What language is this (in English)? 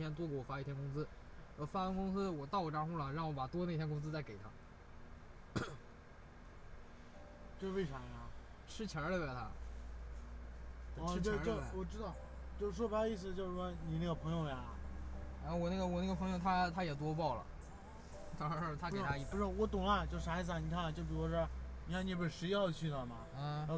Chinese